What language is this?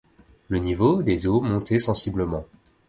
French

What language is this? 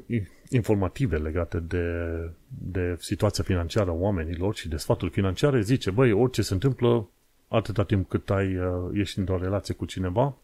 Romanian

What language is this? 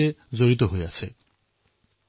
Assamese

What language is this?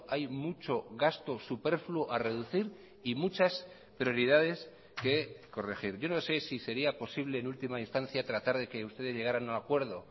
Spanish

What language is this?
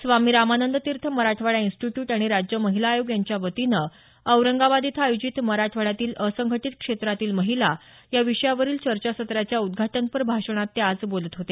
Marathi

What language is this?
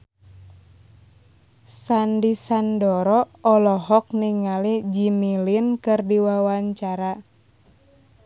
Sundanese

